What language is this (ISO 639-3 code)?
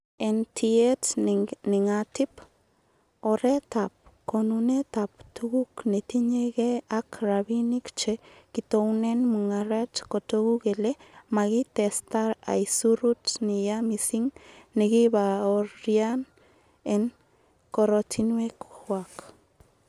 kln